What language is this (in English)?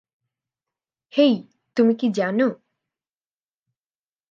Bangla